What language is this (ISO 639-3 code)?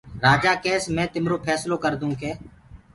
ggg